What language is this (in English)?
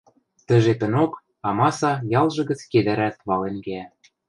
Western Mari